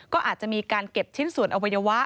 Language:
Thai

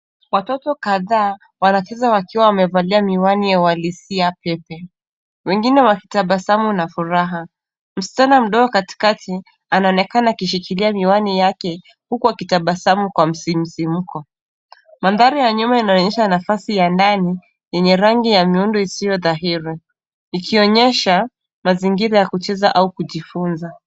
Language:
Swahili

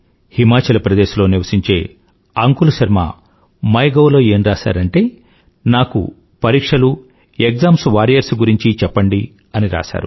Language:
Telugu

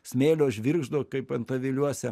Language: Lithuanian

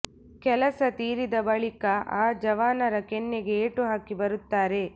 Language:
Kannada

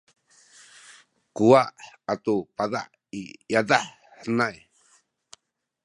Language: Sakizaya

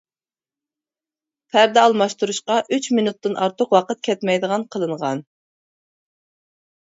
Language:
Uyghur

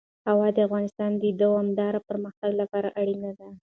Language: Pashto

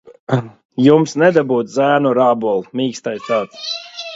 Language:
Latvian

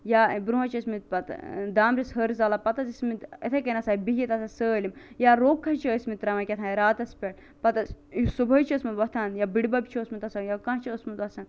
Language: Kashmiri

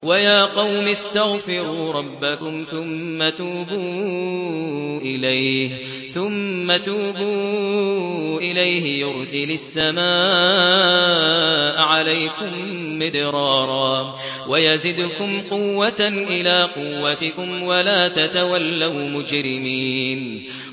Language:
Arabic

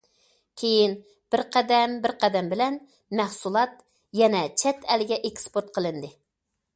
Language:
Uyghur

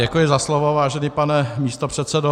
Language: Czech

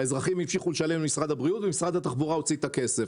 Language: Hebrew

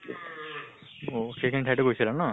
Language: Assamese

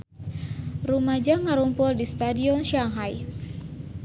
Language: Sundanese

